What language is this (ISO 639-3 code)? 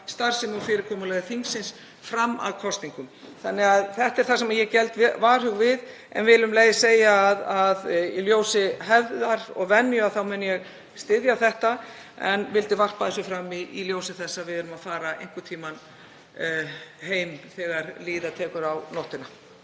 isl